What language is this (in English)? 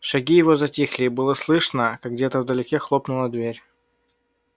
Russian